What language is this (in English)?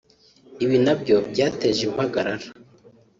Kinyarwanda